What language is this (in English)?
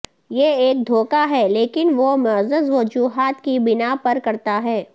Urdu